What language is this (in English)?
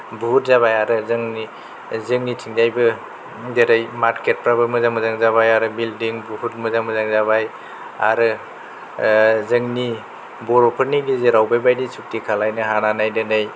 Bodo